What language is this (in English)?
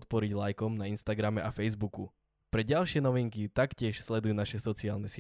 Slovak